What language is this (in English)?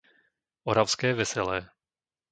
Slovak